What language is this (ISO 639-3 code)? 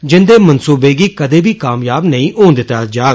doi